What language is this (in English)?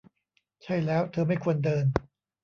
Thai